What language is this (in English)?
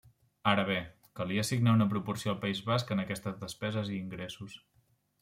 Catalan